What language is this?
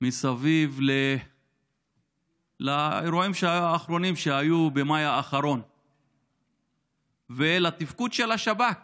Hebrew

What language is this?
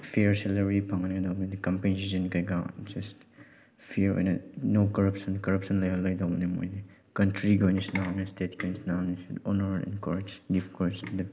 Manipuri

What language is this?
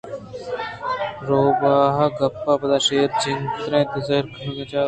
Eastern Balochi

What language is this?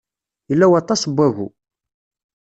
Kabyle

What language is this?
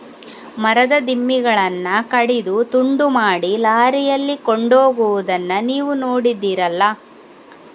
Kannada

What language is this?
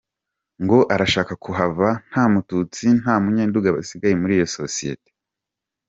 Kinyarwanda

